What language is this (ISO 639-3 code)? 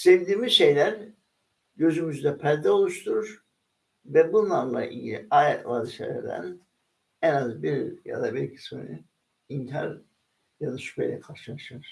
tur